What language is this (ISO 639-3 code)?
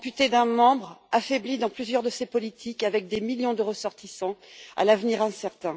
fra